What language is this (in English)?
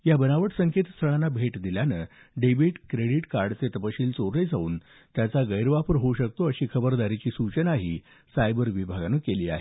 Marathi